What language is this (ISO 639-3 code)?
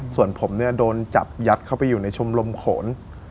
tha